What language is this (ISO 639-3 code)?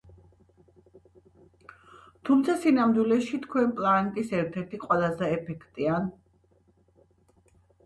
kat